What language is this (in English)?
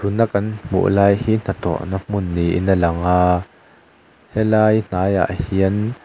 Mizo